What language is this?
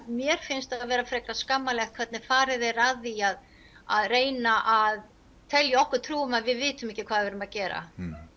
Icelandic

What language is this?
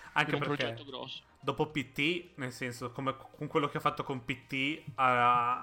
Italian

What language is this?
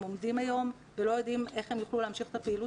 Hebrew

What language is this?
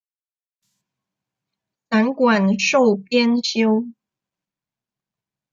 Chinese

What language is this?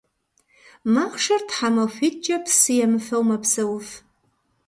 Kabardian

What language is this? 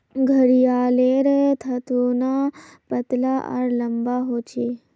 Magahi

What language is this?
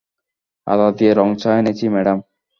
Bangla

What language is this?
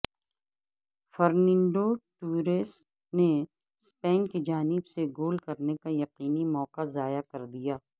Urdu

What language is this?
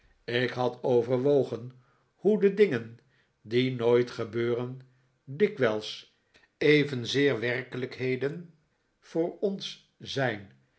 Dutch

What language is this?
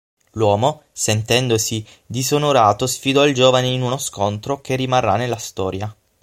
Italian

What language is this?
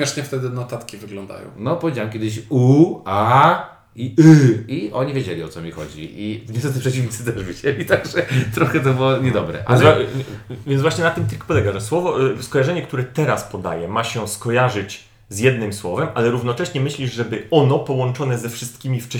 Polish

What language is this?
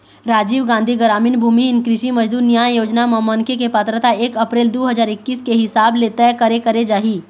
Chhattisgarhi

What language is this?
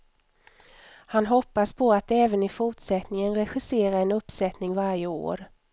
Swedish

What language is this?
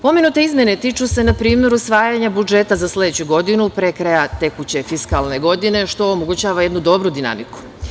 Serbian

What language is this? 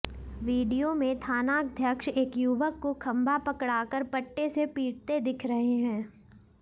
Hindi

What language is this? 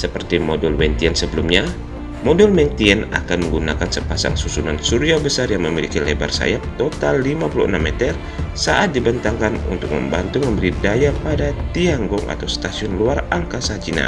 Indonesian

